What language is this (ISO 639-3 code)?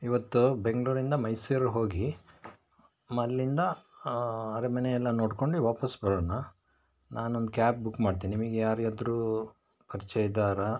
kan